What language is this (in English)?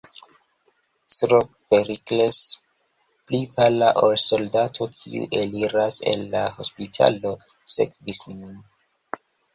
Esperanto